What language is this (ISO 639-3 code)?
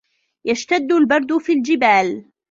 ara